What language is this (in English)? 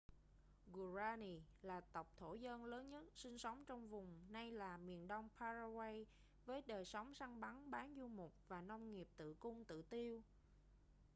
Vietnamese